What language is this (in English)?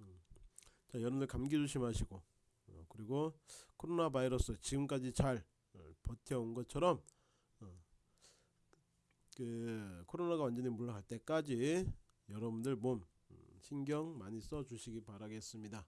Korean